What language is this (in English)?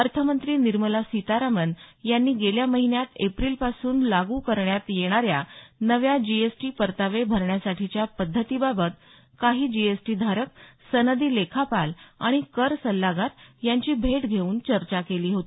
Marathi